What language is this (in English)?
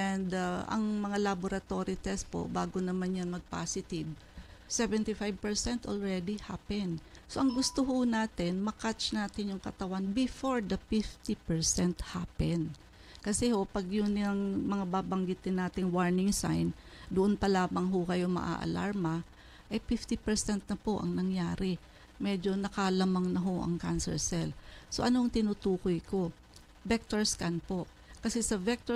Filipino